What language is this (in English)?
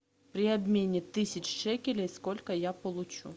Russian